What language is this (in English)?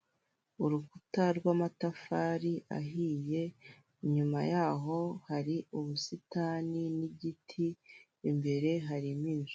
Kinyarwanda